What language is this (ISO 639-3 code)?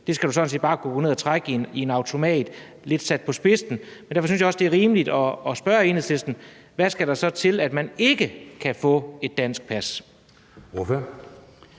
dan